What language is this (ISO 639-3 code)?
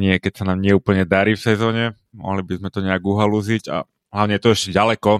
slk